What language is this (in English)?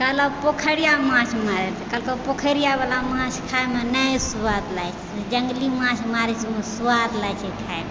Maithili